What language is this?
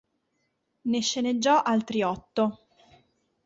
Italian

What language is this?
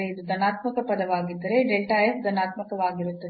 Kannada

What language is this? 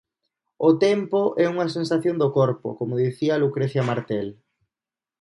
Galician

